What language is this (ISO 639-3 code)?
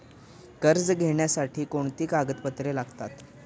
mar